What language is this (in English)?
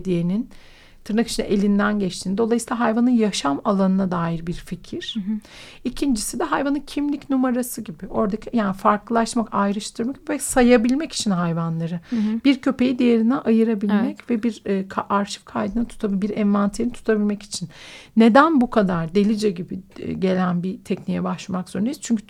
Turkish